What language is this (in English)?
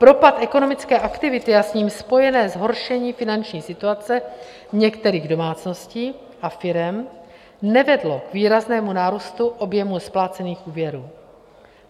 Czech